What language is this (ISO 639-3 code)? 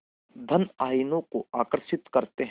hin